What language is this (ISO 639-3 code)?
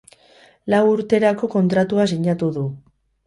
eus